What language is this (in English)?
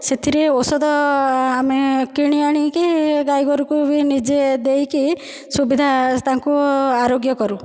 Odia